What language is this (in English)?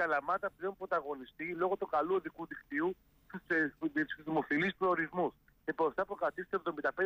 Greek